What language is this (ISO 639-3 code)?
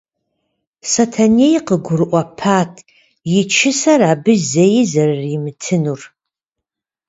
kbd